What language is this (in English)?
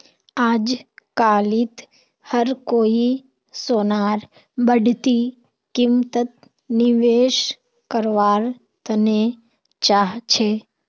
Magahi